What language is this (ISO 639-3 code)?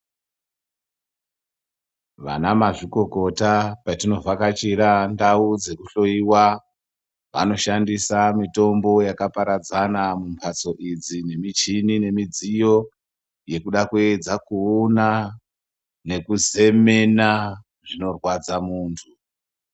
ndc